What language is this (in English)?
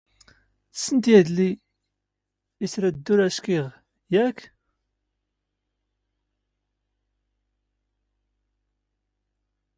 Standard Moroccan Tamazight